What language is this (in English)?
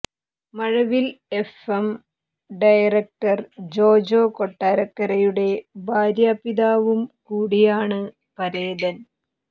Malayalam